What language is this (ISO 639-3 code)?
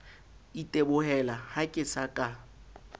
sot